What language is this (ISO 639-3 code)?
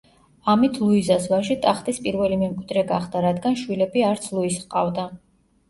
kat